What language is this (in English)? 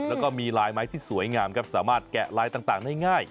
Thai